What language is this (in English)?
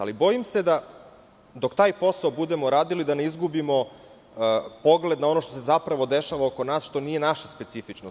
Serbian